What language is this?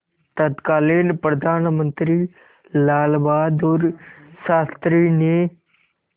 Hindi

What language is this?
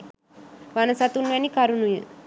Sinhala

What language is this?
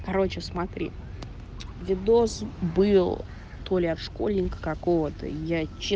Russian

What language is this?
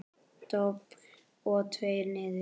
Icelandic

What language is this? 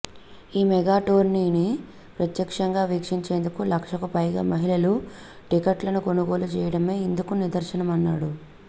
Telugu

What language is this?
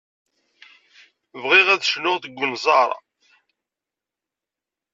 Kabyle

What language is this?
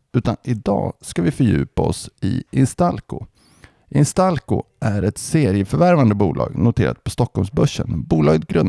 Swedish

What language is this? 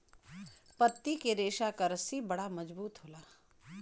Bhojpuri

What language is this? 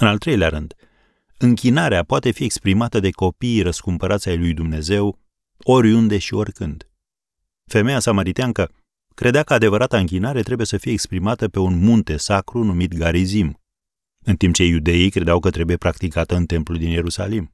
Romanian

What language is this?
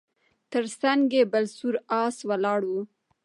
Pashto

